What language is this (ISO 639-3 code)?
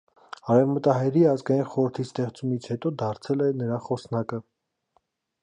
hye